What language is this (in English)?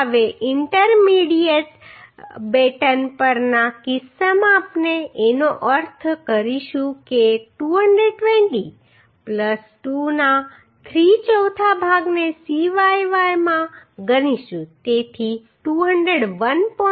Gujarati